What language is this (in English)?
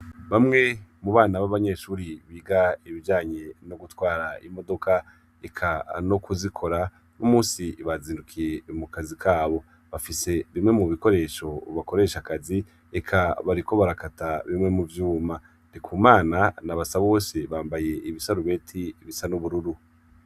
Rundi